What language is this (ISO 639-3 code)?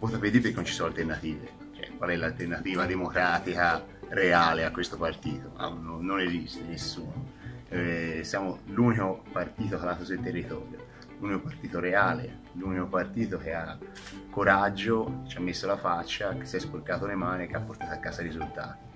ita